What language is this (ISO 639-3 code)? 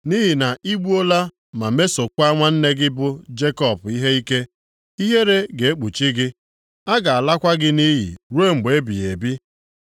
ibo